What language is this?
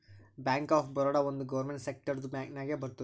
Kannada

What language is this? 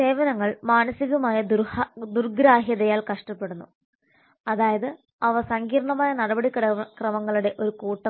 Malayalam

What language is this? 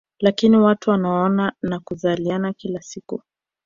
Swahili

